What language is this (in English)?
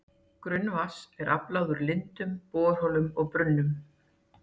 Icelandic